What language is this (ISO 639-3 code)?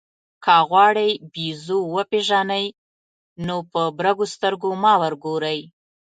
pus